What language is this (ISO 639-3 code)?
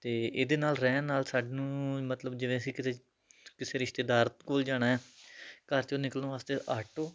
pan